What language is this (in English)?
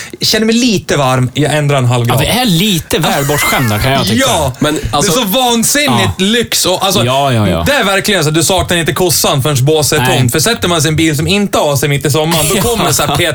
Swedish